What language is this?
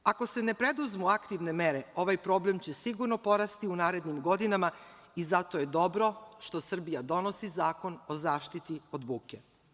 Serbian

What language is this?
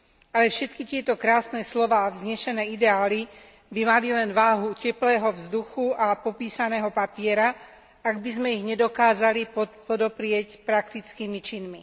Slovak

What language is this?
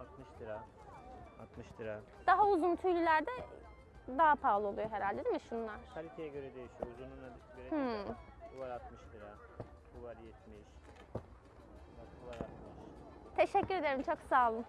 Turkish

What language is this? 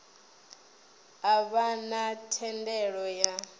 Venda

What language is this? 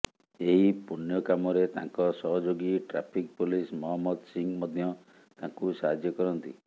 Odia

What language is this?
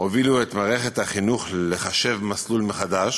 Hebrew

